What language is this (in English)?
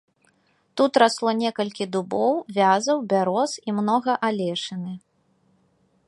Belarusian